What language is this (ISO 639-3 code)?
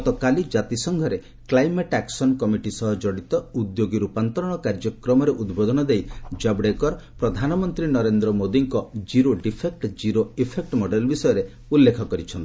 ori